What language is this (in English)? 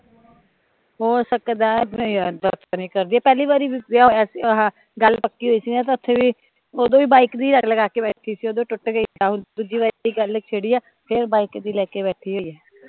Punjabi